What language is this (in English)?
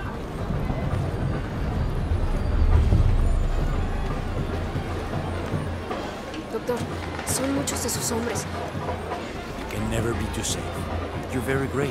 English